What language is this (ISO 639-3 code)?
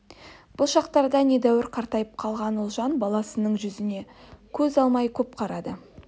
kaz